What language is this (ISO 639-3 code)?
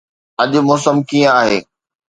snd